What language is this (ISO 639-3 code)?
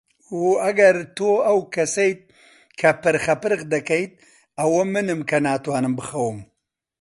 ckb